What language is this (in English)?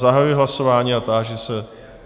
Czech